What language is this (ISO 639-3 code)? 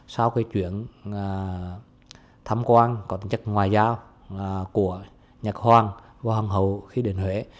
vie